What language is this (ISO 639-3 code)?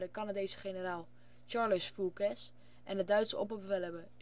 nld